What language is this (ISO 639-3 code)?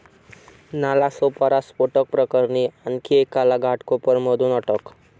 mar